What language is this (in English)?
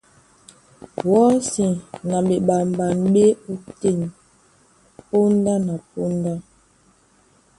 Duala